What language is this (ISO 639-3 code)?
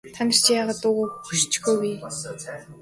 mon